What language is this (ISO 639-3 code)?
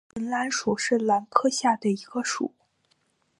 zho